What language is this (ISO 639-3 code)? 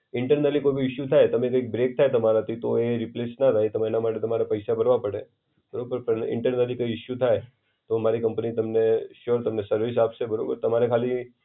guj